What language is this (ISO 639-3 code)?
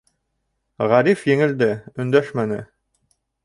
bak